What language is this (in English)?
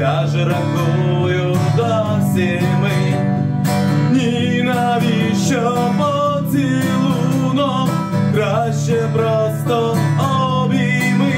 Russian